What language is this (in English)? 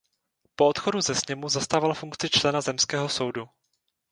Czech